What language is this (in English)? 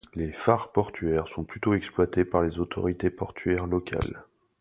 French